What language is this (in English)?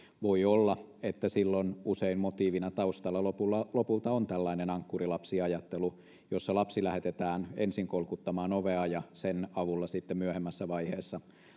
Finnish